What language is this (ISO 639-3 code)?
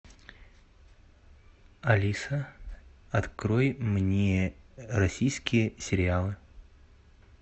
rus